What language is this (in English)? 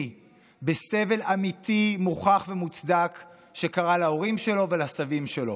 Hebrew